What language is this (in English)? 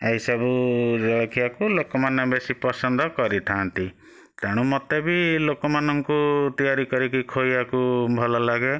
Odia